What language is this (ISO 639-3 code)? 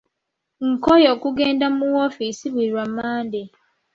lug